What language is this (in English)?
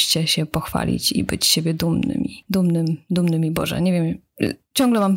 Polish